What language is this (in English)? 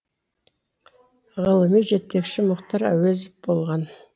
Kazakh